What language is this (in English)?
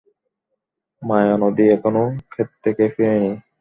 Bangla